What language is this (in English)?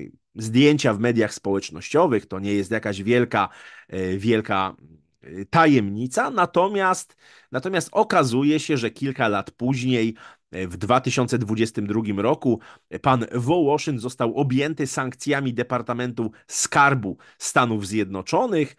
Polish